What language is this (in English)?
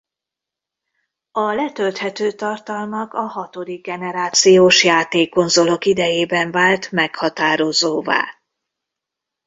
Hungarian